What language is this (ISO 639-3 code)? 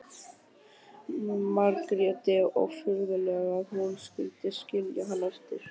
isl